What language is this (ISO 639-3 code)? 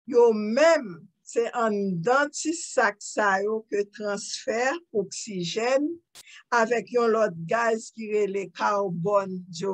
eng